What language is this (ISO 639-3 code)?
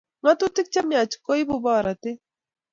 kln